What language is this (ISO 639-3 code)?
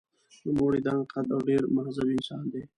pus